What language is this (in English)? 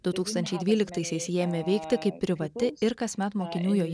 Lithuanian